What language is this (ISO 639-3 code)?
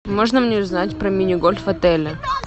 rus